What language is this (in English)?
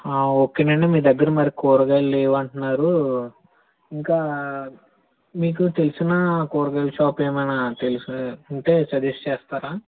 Telugu